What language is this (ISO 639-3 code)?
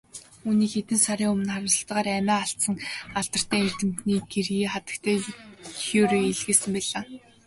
mon